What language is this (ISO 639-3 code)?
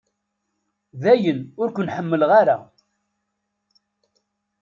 kab